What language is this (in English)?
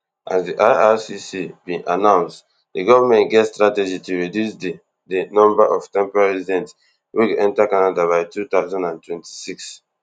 Nigerian Pidgin